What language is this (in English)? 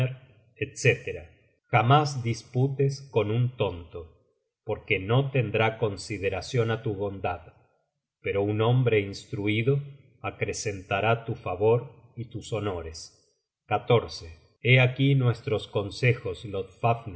Spanish